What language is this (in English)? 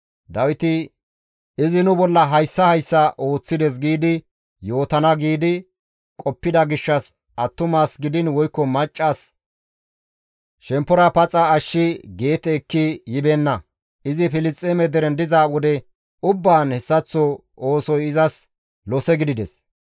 Gamo